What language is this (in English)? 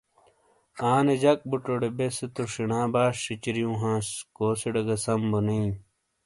Shina